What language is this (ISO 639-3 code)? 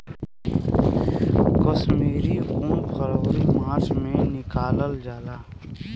bho